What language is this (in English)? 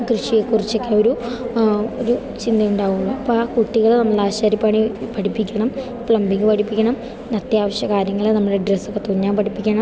Malayalam